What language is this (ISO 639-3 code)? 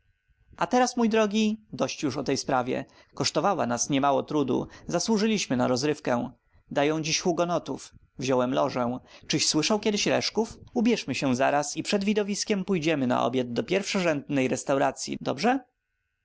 pol